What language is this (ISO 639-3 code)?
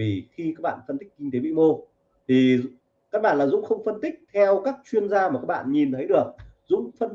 vie